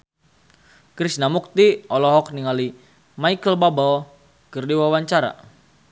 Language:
Sundanese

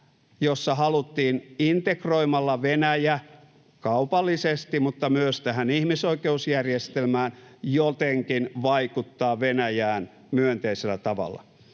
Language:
Finnish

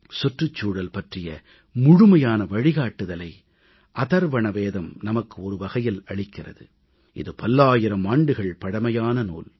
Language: Tamil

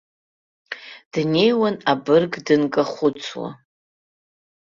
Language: Abkhazian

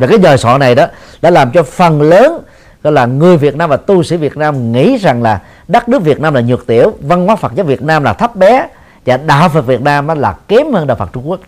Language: Vietnamese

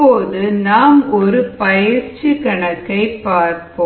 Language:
Tamil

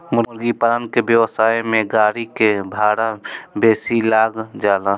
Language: Bhojpuri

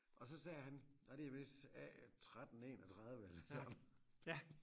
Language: Danish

